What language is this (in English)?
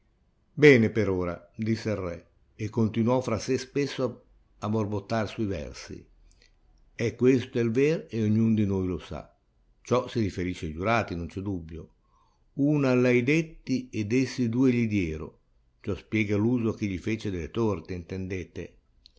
Italian